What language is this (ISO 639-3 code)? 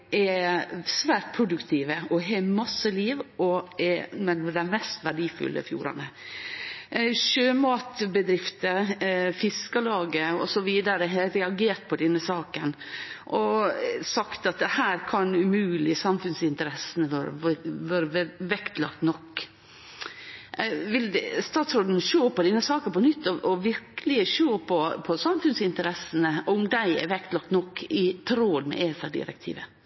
nno